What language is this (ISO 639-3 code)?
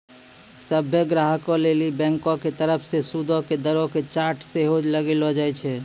mai